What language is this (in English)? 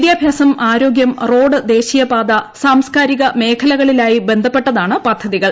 Malayalam